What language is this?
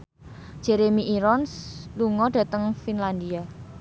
Javanese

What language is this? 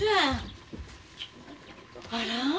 Japanese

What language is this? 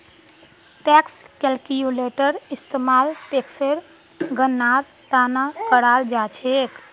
Magahi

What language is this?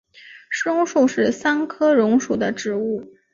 Chinese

